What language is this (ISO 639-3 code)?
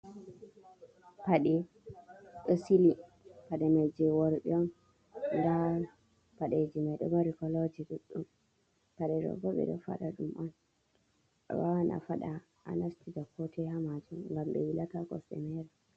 ful